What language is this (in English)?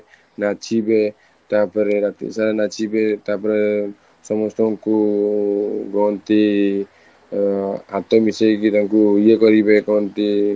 Odia